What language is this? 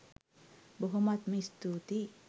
Sinhala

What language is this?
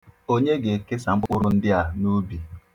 Igbo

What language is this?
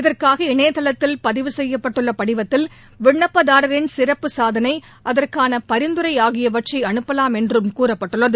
Tamil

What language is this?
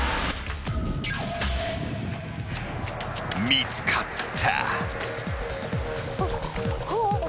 Japanese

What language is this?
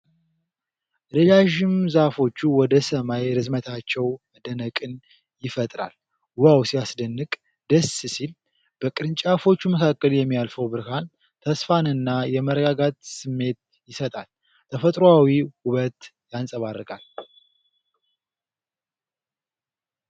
Amharic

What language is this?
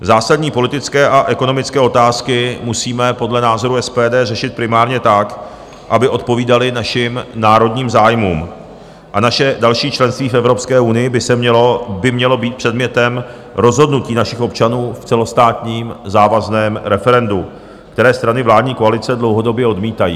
Czech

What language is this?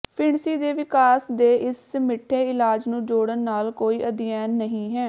Punjabi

